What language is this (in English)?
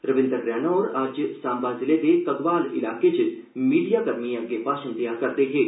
Dogri